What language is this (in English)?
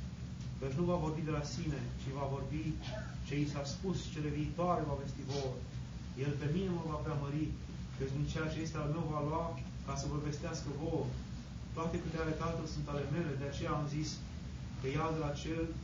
Romanian